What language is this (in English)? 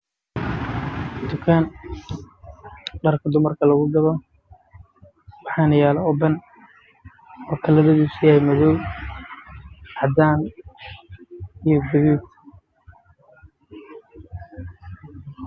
Somali